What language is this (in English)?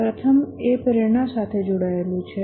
Gujarati